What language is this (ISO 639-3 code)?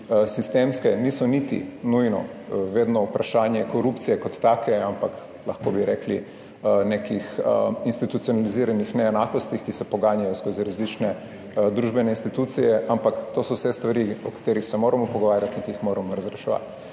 slv